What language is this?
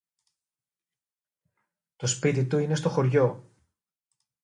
Greek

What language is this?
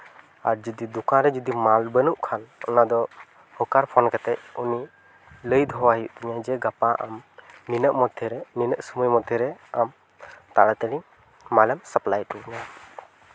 Santali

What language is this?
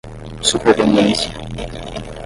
Portuguese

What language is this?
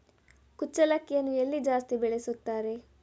Kannada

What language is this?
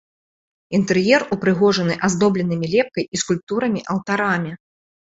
Belarusian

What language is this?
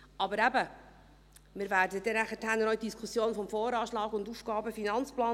Swiss German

